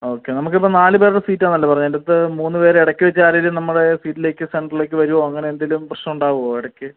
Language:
Malayalam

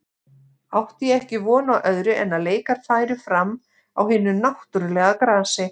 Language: Icelandic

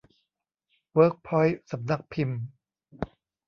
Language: Thai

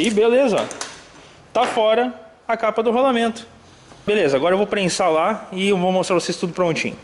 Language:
Portuguese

